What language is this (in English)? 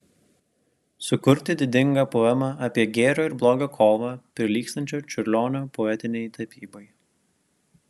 Lithuanian